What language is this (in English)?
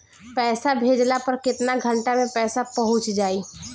Bhojpuri